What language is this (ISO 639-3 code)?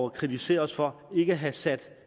dan